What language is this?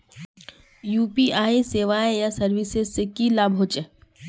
Magahi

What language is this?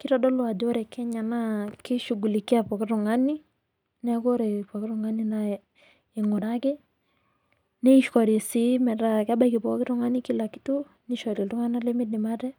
Masai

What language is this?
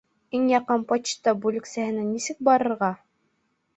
Bashkir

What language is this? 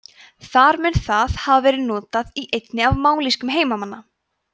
Icelandic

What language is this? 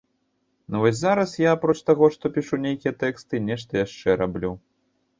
Belarusian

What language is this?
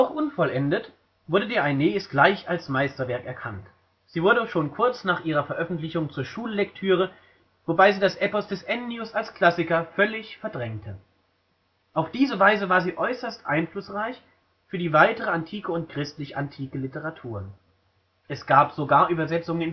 German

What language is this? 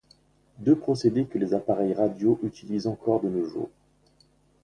French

